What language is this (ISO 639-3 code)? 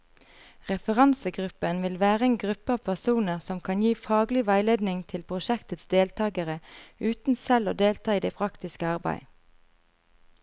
nor